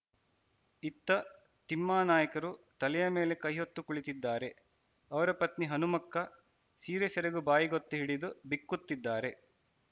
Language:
Kannada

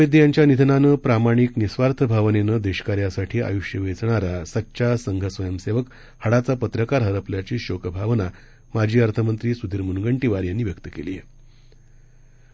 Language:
Marathi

